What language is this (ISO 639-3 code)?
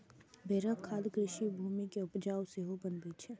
mai